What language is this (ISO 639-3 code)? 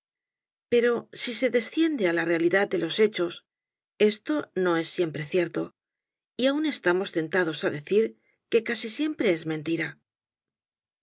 spa